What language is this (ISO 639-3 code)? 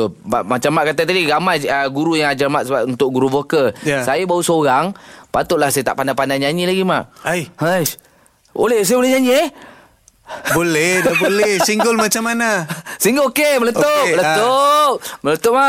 msa